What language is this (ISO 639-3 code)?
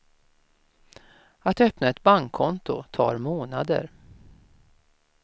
swe